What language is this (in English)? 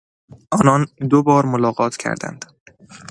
Persian